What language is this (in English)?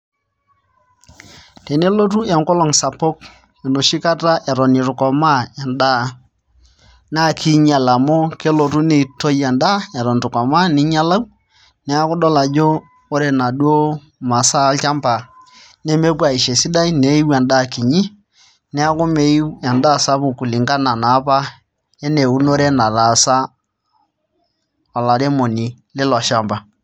Masai